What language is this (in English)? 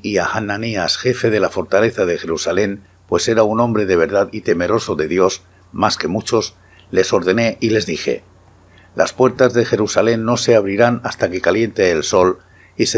Spanish